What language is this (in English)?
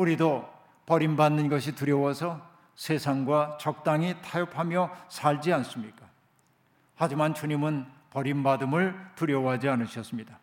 Korean